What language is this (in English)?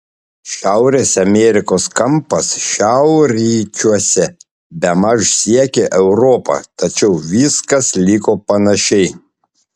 Lithuanian